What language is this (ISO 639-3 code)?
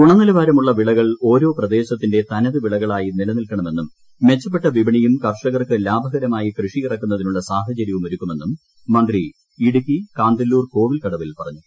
mal